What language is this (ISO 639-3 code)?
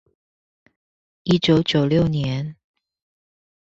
zho